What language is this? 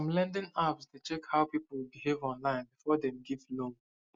Nigerian Pidgin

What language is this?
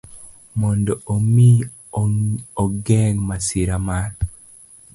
Luo (Kenya and Tanzania)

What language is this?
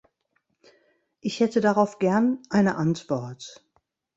German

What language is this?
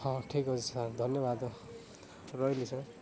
Odia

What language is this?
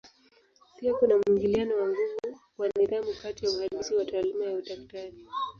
Swahili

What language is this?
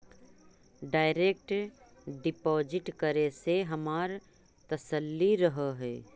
Magahi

